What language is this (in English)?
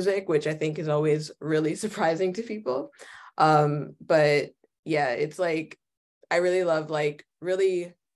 English